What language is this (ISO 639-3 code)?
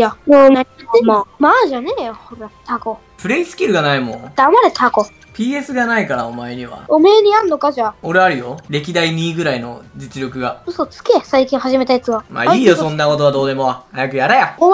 jpn